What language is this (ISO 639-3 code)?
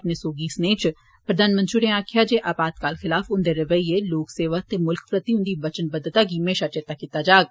doi